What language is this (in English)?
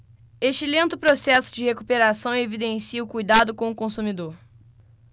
Portuguese